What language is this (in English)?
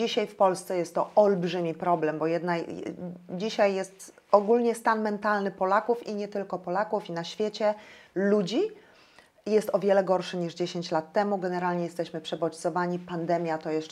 Polish